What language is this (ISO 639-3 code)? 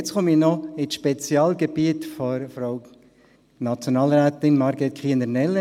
gsw